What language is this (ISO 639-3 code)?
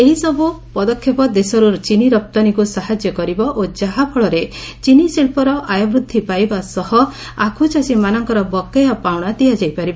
ori